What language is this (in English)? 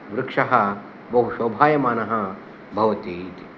Sanskrit